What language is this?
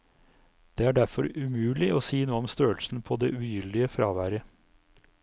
Norwegian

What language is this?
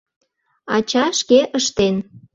Mari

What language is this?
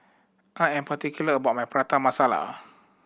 English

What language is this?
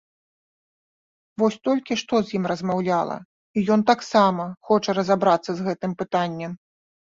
Belarusian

